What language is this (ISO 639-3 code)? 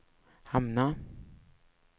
swe